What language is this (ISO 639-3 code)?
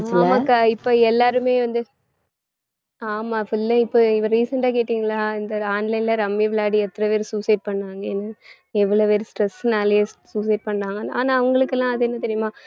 tam